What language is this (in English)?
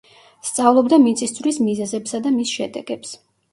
Georgian